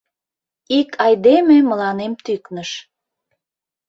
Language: Mari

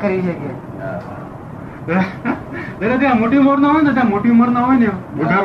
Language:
Gujarati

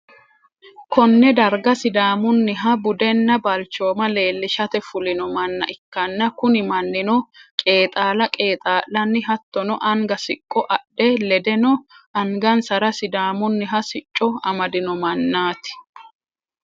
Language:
Sidamo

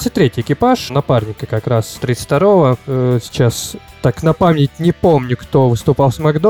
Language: Russian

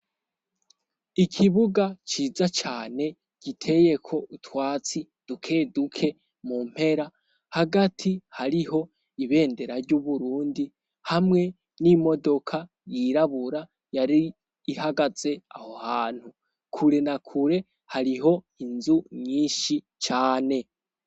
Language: Rundi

